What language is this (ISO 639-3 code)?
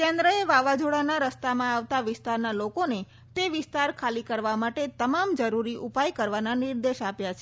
guj